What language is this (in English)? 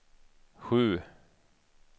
Swedish